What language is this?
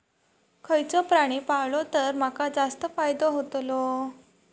Marathi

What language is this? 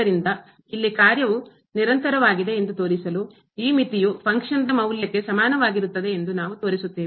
Kannada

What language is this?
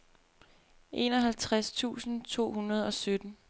Danish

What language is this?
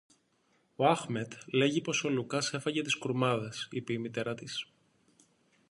Greek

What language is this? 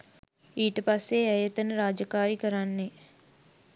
Sinhala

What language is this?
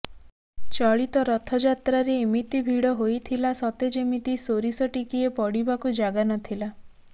Odia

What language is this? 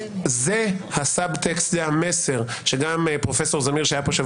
Hebrew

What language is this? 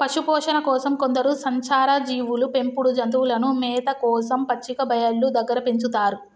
Telugu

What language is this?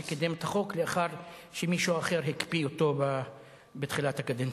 Hebrew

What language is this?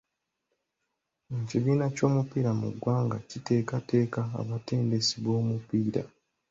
Ganda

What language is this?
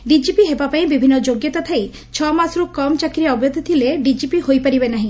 Odia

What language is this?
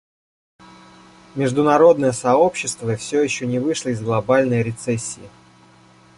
Russian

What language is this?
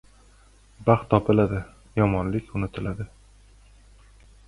Uzbek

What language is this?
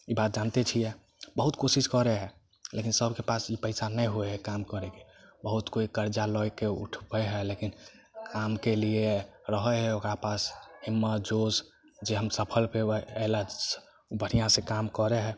Maithili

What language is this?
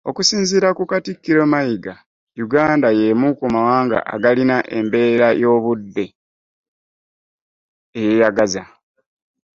Ganda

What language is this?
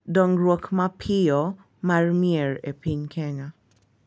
Luo (Kenya and Tanzania)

